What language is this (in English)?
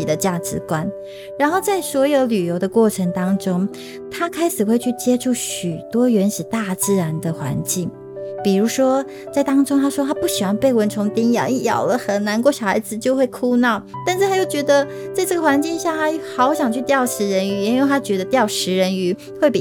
Chinese